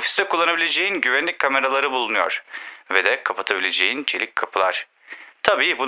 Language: Turkish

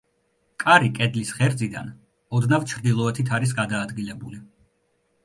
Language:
Georgian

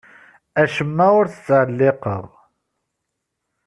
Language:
Kabyle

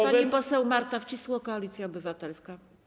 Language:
Polish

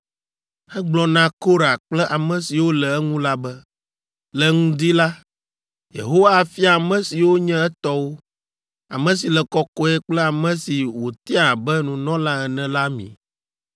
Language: Ewe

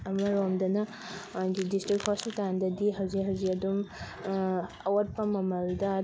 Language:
Manipuri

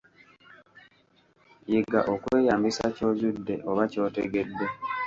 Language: Ganda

